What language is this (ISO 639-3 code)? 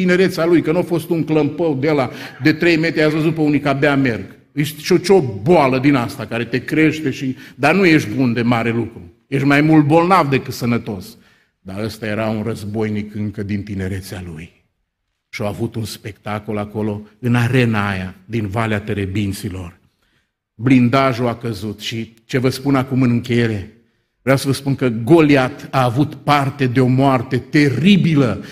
ron